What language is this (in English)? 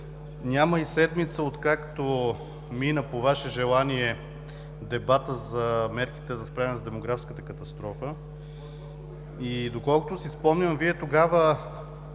Bulgarian